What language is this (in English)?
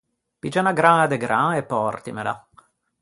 Ligurian